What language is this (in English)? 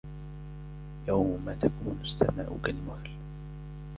Arabic